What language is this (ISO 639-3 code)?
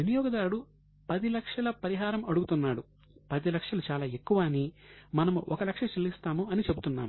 tel